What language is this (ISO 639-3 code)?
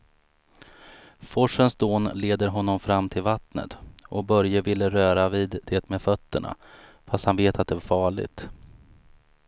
swe